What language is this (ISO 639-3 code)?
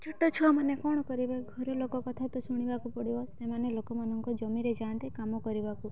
ori